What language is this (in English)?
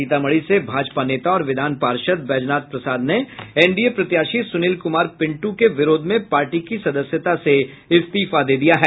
Hindi